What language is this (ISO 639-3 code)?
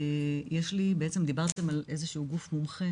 heb